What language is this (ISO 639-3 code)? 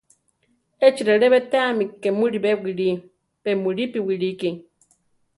tar